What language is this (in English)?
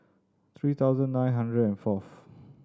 English